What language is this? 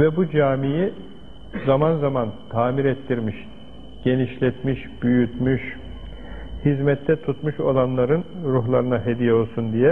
Turkish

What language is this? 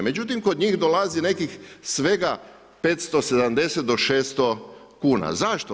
Croatian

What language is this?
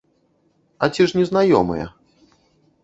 Belarusian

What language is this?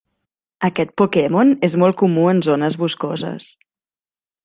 Catalan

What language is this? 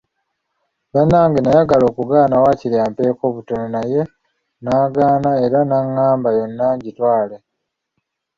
Ganda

